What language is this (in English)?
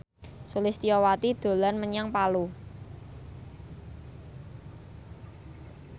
Javanese